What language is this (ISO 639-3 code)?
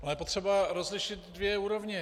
ces